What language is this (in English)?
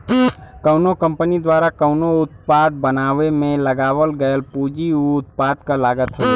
Bhojpuri